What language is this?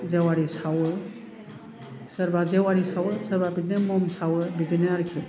Bodo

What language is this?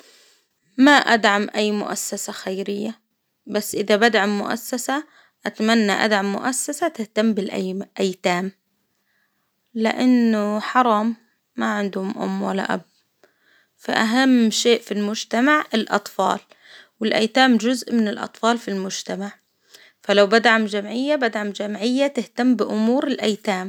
Hijazi Arabic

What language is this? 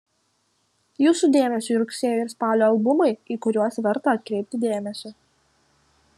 Lithuanian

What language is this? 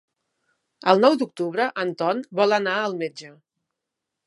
Catalan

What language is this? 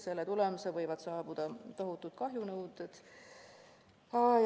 Estonian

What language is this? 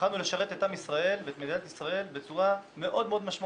Hebrew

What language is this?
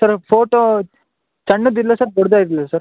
Kannada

